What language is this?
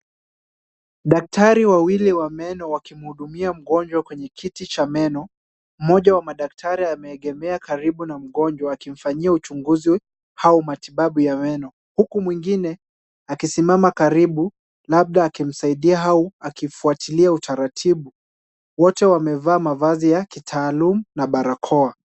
Swahili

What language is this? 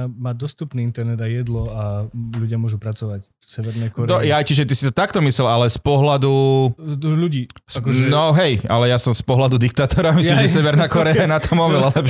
Slovak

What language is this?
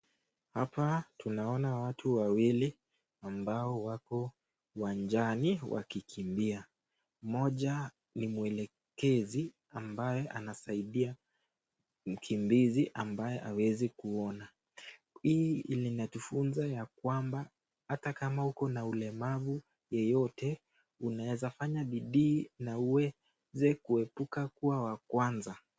Swahili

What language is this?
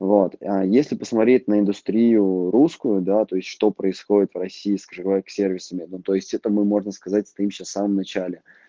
Russian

